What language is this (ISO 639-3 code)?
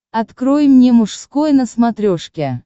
rus